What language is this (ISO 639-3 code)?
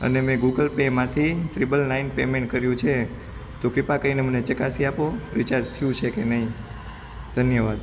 guj